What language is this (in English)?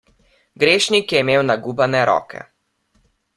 Slovenian